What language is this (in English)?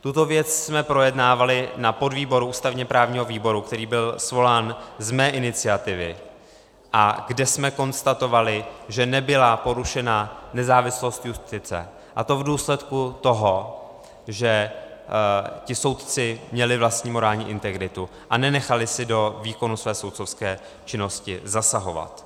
Czech